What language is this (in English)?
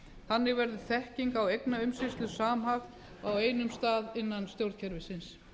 Icelandic